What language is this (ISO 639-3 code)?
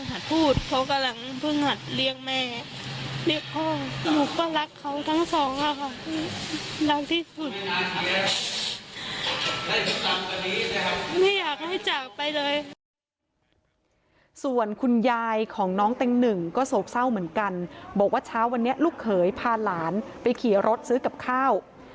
tha